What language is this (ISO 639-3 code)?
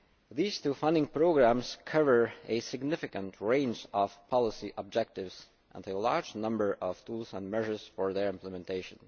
eng